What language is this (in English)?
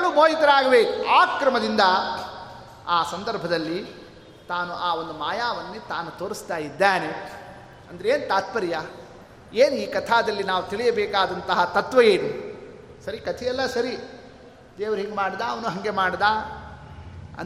Kannada